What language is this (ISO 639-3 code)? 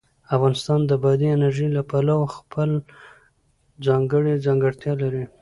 pus